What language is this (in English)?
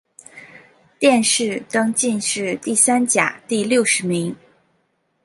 Chinese